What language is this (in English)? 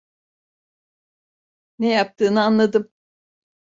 Turkish